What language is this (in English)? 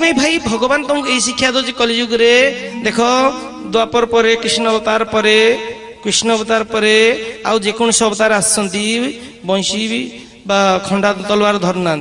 Hindi